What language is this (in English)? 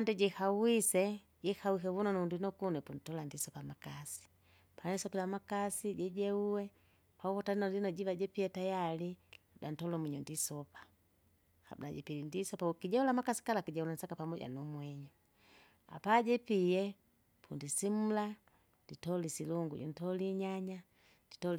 Kinga